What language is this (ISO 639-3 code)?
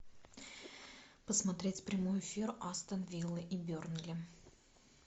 rus